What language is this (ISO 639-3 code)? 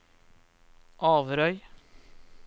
nor